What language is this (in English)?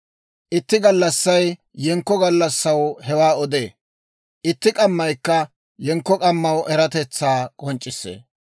Dawro